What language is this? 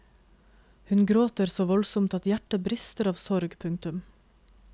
Norwegian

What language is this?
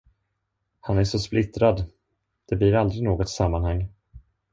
Swedish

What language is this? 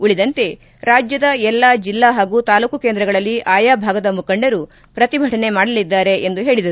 Kannada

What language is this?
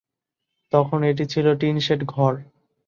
Bangla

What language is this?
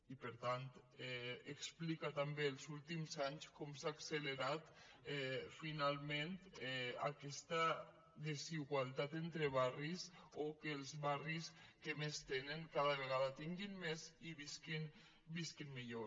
Catalan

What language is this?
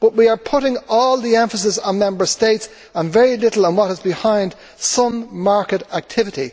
English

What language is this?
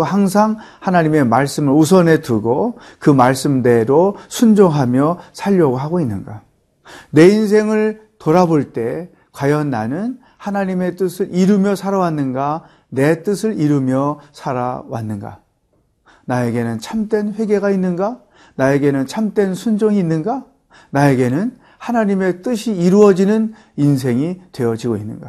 Korean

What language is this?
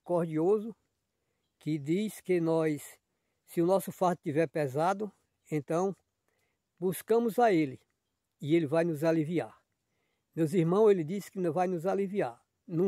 Portuguese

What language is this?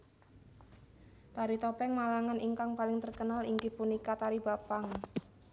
Javanese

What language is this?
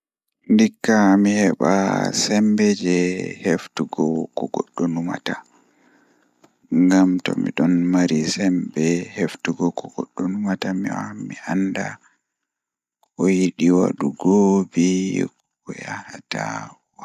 Fula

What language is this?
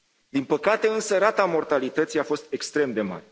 Romanian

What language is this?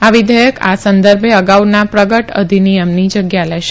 Gujarati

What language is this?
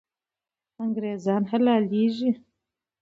Pashto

